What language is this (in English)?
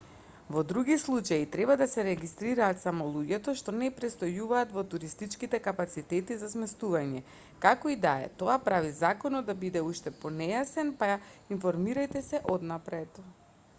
Macedonian